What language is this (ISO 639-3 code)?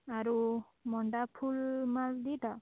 ori